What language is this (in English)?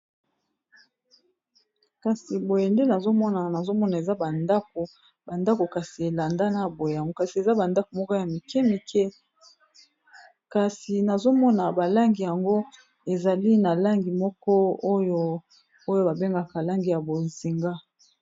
Lingala